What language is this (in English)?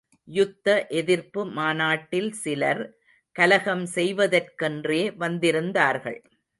Tamil